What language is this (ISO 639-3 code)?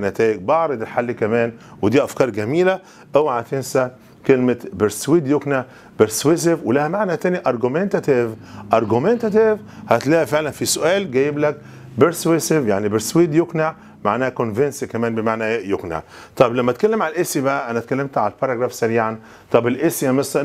ara